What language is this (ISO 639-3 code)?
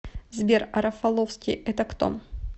rus